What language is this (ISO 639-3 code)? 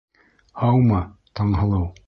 bak